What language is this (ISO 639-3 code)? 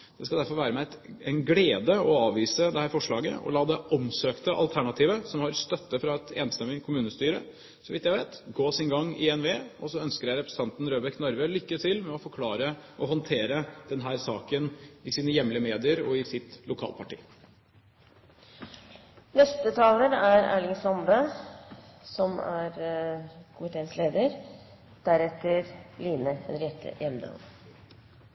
nor